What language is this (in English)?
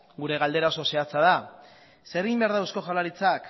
Basque